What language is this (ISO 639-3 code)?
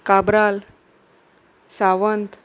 kok